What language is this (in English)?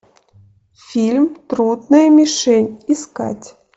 Russian